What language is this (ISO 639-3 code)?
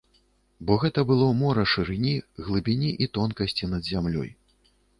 bel